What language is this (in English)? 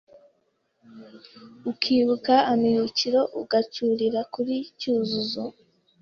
Kinyarwanda